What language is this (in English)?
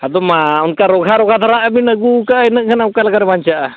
Santali